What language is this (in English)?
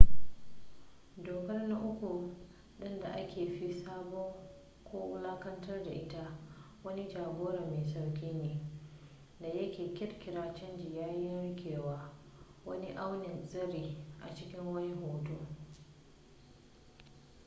Hausa